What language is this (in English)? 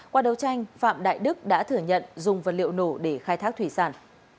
Vietnamese